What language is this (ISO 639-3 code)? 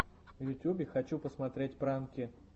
rus